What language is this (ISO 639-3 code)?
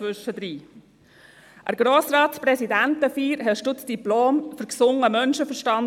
gsw